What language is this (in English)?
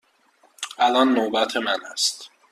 Persian